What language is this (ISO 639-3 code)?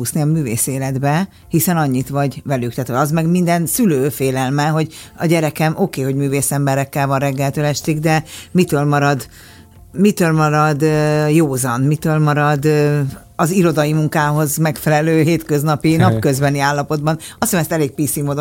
hun